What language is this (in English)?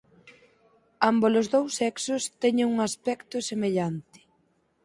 Galician